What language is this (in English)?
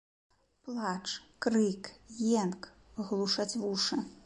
Belarusian